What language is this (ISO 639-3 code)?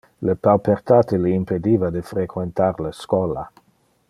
ina